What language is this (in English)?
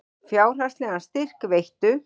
Icelandic